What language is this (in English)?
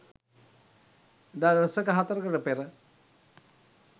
Sinhala